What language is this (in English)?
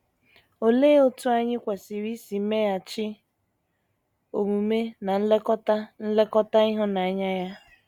Igbo